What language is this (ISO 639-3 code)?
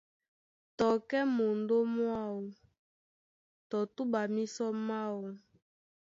dua